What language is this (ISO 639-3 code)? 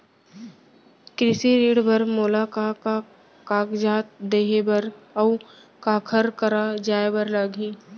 hne